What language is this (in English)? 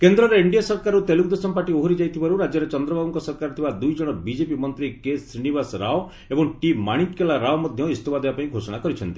Odia